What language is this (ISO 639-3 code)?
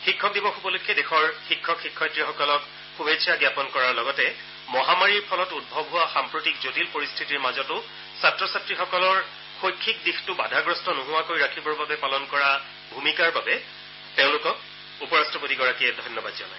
asm